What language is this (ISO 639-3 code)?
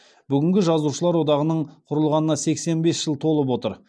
kaz